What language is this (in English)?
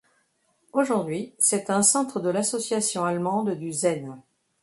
French